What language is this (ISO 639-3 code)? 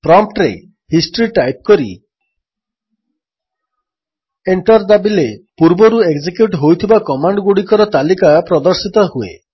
ori